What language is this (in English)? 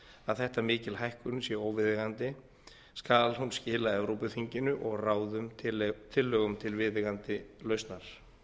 Icelandic